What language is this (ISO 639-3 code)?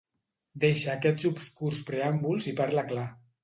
cat